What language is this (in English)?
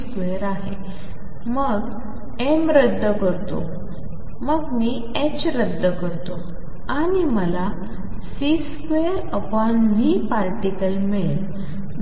Marathi